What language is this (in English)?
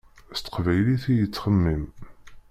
Kabyle